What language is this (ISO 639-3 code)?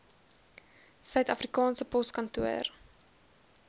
afr